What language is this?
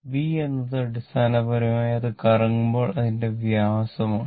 Malayalam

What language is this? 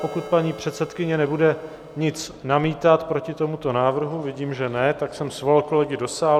Czech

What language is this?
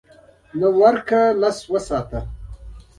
Pashto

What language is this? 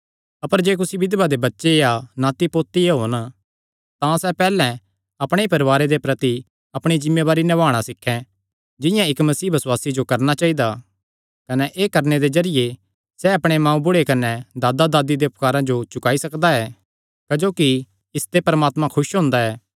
Kangri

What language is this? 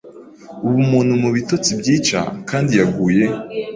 Kinyarwanda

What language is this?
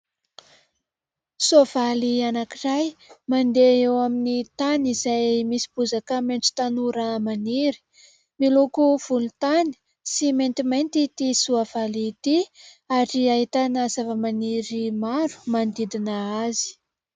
Malagasy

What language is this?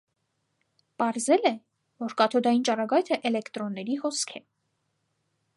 Armenian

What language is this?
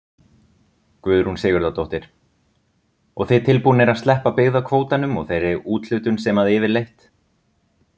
Icelandic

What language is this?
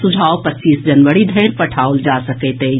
Maithili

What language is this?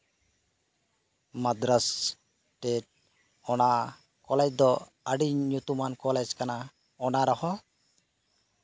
Santali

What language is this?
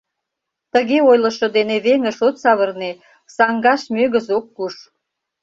Mari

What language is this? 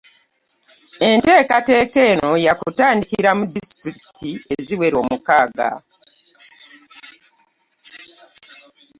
Ganda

